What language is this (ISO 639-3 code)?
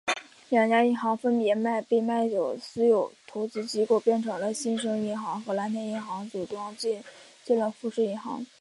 zho